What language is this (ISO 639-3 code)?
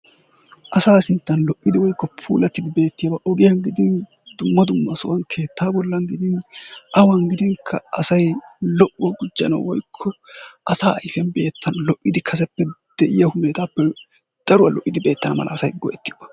wal